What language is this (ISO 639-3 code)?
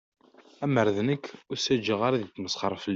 kab